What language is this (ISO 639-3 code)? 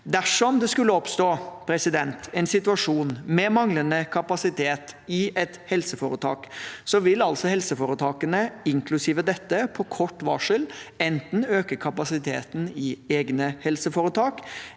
nor